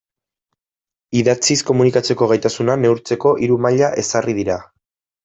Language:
Basque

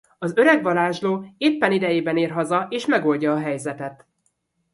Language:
Hungarian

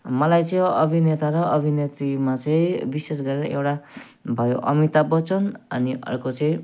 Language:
Nepali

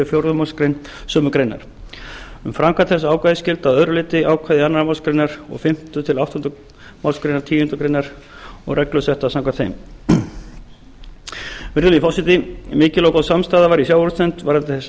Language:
Icelandic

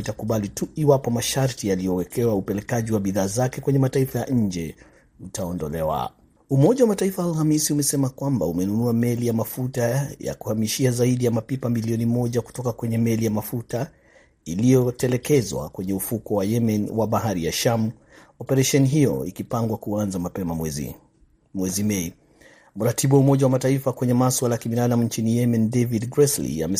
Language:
Swahili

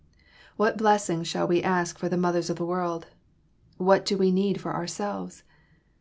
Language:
English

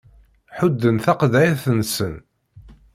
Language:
Kabyle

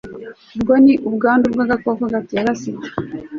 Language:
Kinyarwanda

